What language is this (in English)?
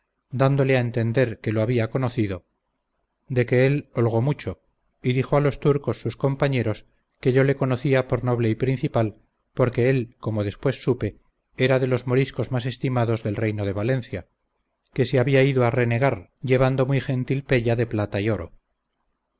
Spanish